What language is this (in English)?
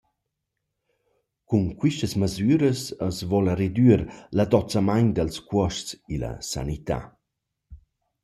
Romansh